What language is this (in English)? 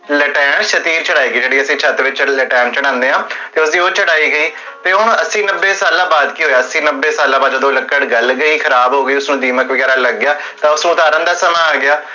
Punjabi